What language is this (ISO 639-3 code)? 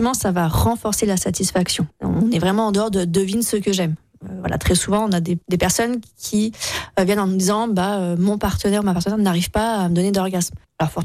fra